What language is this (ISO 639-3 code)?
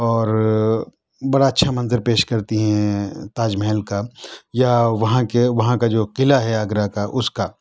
urd